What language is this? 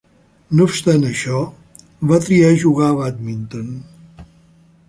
Catalan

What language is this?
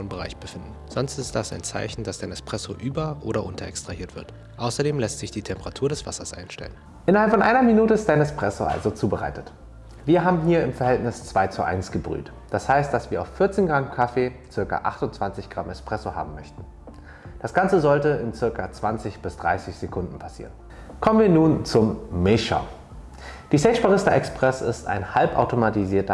German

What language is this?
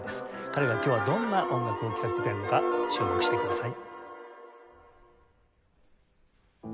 Japanese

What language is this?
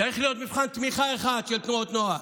Hebrew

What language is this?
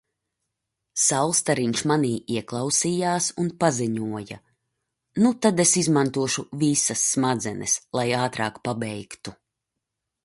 Latvian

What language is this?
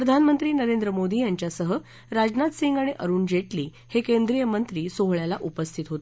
Marathi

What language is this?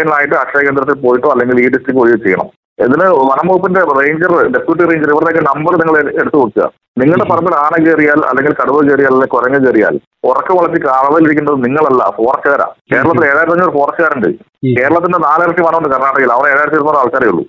Malayalam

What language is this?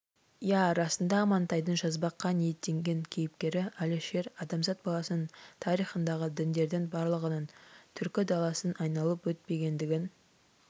Kazakh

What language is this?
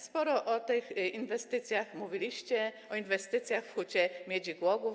Polish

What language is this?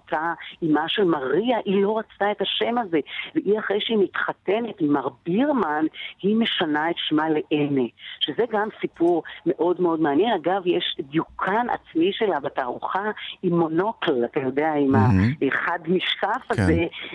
Hebrew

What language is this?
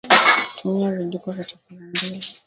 Swahili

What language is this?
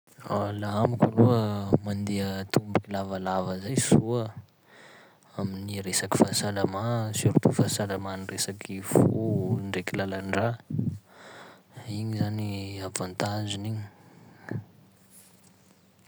Sakalava Malagasy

